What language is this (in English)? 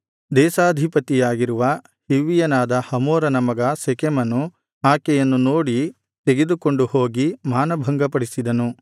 Kannada